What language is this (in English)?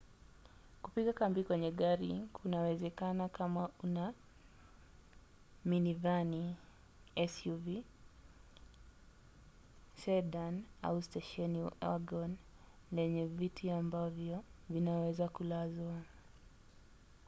Swahili